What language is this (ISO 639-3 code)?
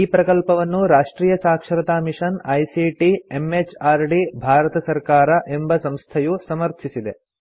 kan